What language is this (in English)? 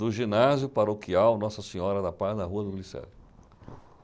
Portuguese